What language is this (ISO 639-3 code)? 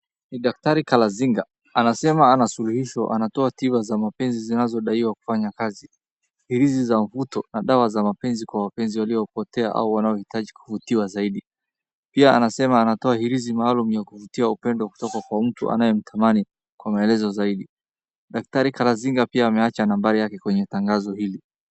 swa